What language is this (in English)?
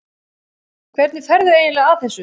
Icelandic